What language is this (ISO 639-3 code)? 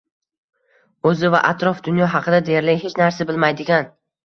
uzb